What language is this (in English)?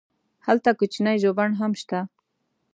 Pashto